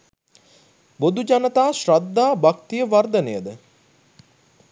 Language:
Sinhala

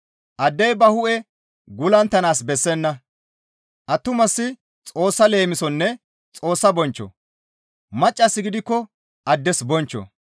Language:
Gamo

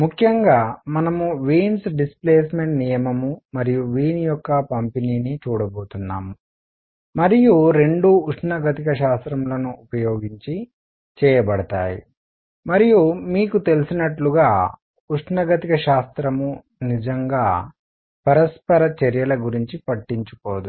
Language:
Telugu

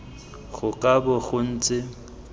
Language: Tswana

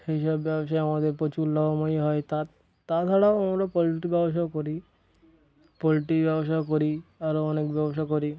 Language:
Bangla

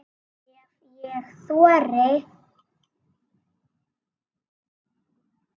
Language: Icelandic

